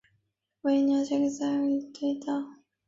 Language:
Chinese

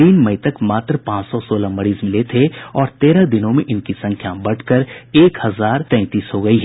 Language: Hindi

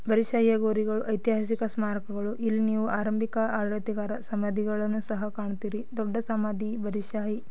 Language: Kannada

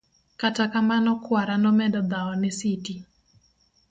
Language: Luo (Kenya and Tanzania)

